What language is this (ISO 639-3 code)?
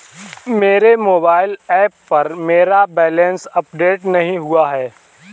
hin